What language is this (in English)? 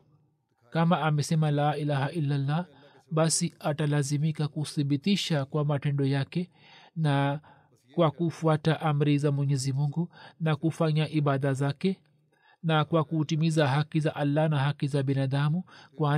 Swahili